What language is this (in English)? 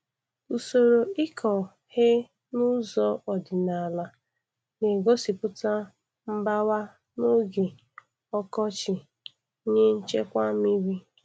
Igbo